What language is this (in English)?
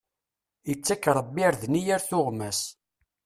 Kabyle